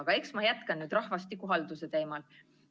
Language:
Estonian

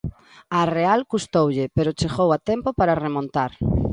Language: Galician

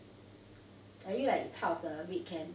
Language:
English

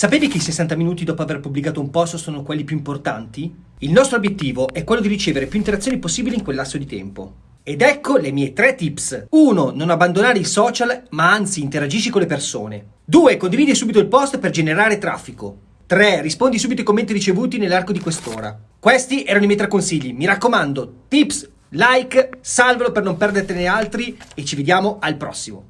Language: Italian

